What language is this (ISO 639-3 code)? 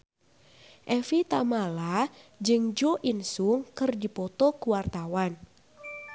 sun